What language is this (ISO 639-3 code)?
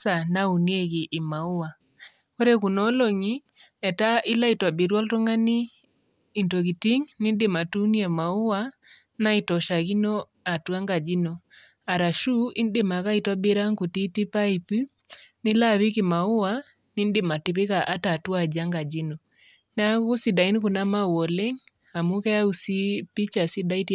mas